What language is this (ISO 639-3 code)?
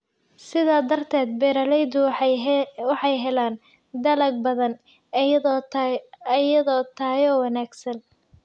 som